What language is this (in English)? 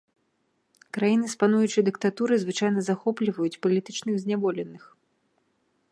Belarusian